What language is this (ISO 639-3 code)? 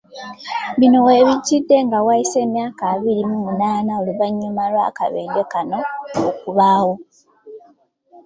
lug